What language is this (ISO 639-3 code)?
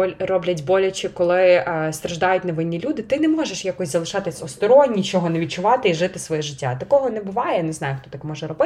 ukr